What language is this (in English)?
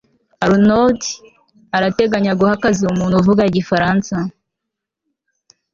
Kinyarwanda